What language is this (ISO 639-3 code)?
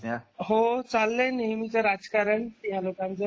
mar